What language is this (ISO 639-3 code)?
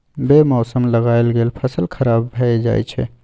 mai